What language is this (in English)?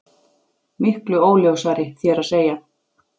Icelandic